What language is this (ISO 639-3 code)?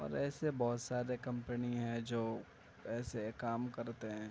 urd